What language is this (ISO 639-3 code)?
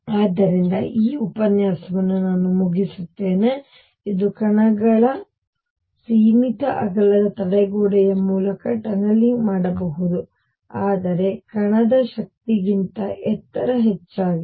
kan